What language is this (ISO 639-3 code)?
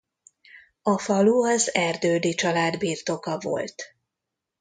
hun